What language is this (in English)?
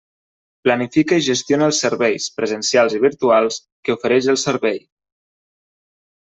Catalan